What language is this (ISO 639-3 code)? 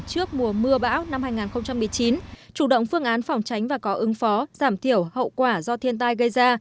vie